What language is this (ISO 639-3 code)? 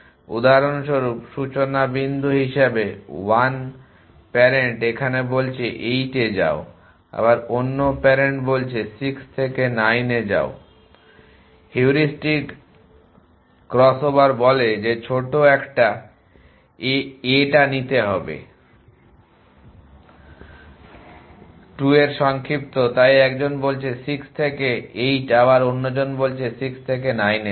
ben